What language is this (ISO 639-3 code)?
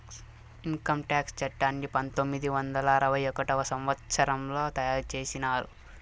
tel